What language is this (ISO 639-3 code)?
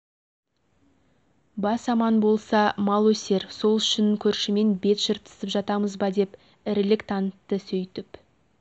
kaz